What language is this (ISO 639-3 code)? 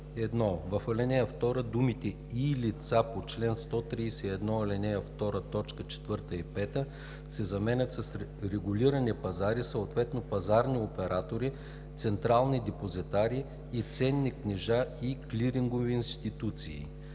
bul